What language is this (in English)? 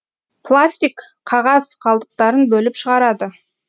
Kazakh